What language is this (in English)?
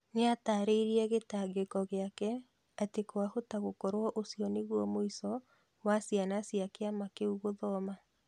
Kikuyu